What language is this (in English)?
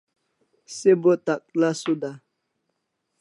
Kalasha